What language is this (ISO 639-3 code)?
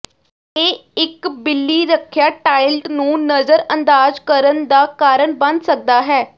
pan